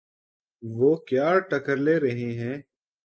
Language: Urdu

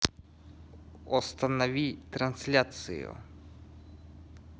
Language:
Russian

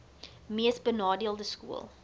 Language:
Afrikaans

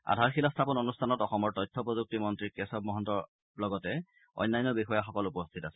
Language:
Assamese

